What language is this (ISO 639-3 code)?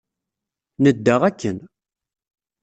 kab